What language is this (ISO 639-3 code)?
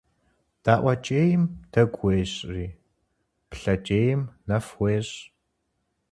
kbd